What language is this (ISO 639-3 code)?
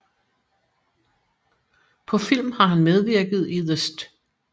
dan